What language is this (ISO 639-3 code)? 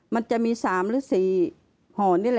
tha